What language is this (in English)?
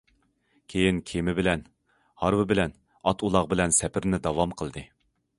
Uyghur